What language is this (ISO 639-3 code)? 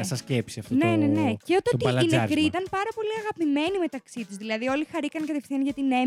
ell